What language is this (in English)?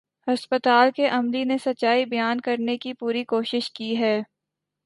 Urdu